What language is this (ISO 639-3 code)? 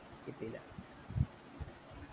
mal